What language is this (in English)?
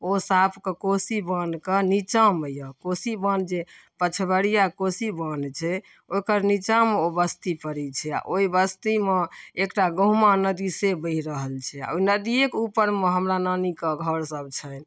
Maithili